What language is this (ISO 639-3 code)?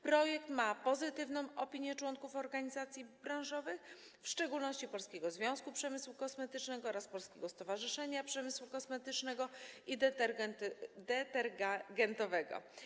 pol